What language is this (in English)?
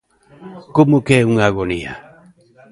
Galician